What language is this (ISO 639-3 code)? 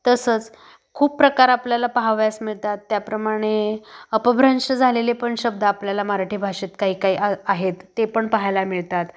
mar